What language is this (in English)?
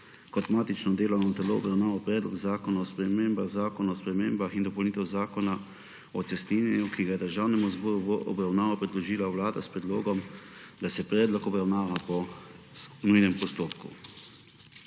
Slovenian